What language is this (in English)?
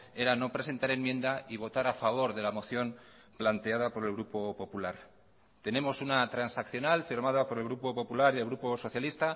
Spanish